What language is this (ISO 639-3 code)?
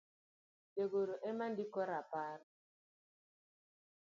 luo